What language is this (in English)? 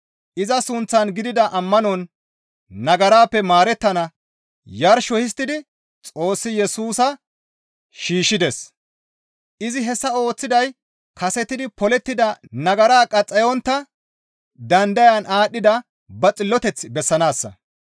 Gamo